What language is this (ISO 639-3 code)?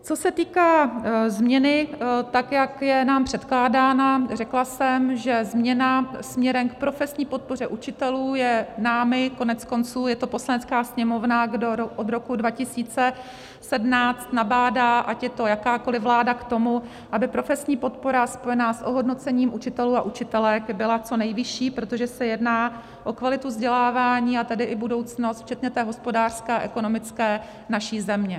ces